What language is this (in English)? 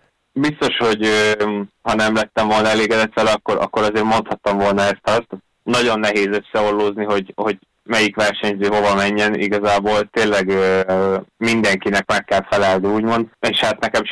Hungarian